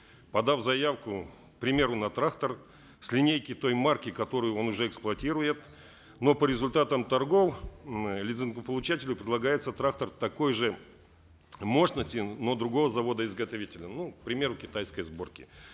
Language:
Kazakh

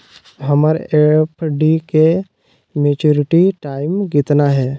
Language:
Magahi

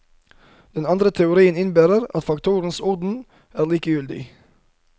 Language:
Norwegian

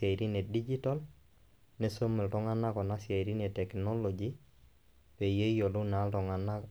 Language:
Masai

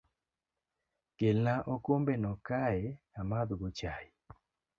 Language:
Luo (Kenya and Tanzania)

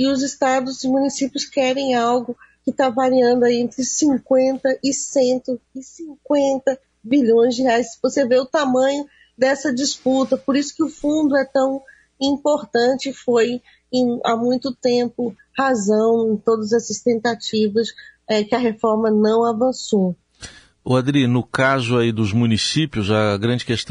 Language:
Portuguese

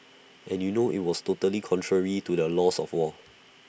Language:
English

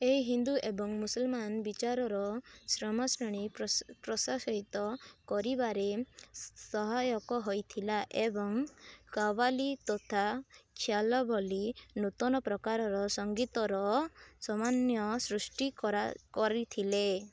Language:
Odia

